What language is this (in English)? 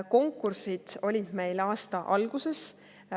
Estonian